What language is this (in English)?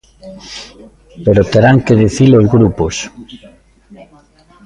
Galician